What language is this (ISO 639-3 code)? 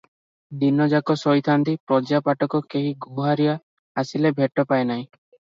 ori